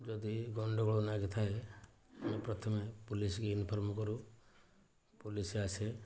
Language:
Odia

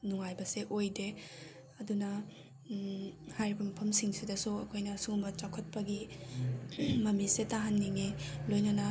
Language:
Manipuri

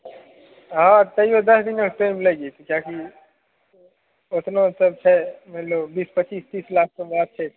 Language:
Maithili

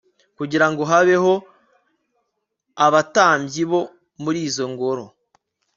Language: Kinyarwanda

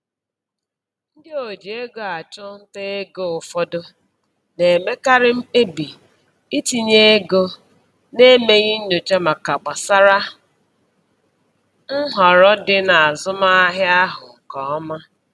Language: Igbo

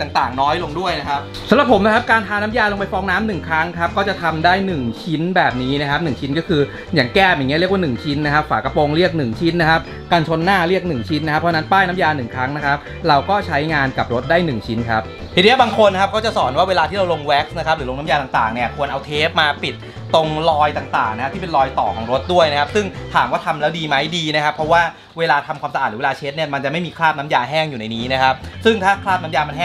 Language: Thai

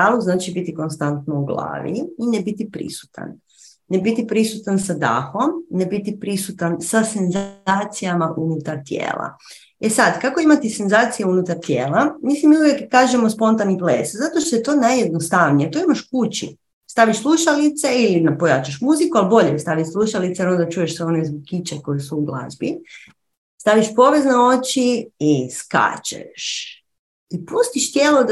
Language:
Croatian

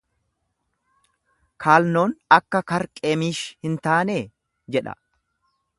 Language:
Oromo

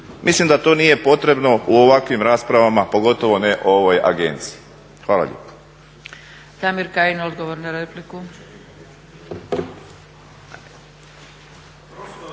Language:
Croatian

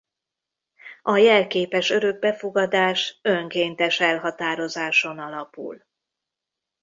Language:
Hungarian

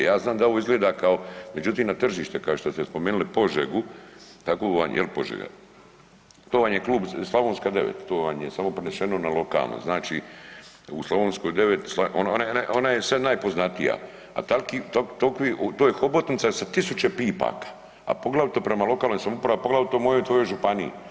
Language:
Croatian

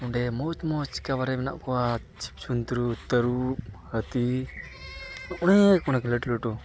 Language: Santali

